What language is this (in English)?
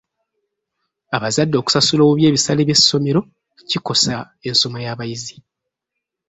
Ganda